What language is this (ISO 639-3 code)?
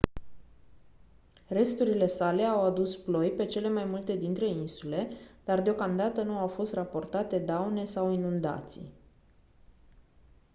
ron